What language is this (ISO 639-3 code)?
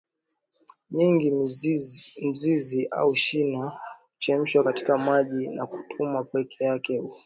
swa